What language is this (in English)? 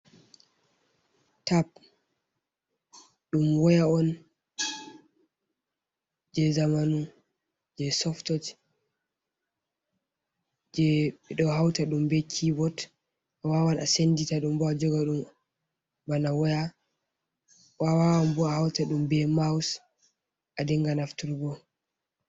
Fula